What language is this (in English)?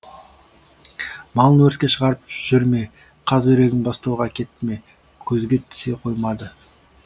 Kazakh